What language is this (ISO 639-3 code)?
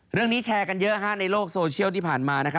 tha